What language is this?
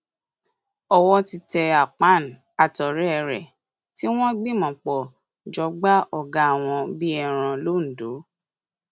Yoruba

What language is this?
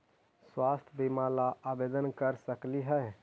Magahi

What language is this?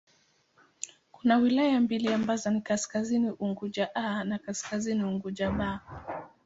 Swahili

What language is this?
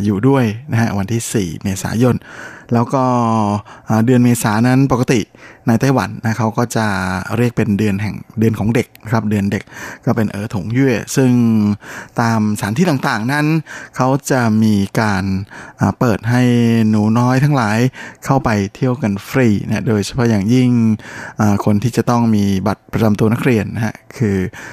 Thai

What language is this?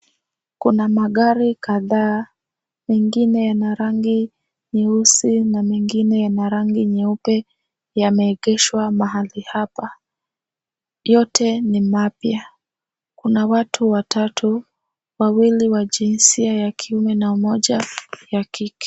Swahili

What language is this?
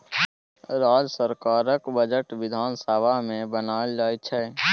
Maithili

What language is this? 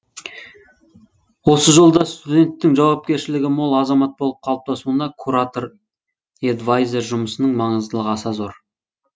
Kazakh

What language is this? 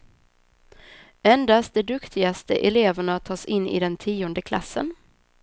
Swedish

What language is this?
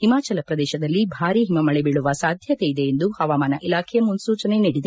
Kannada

